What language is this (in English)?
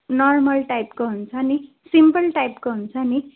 Nepali